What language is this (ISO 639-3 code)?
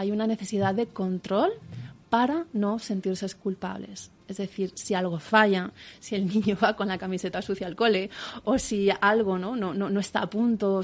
spa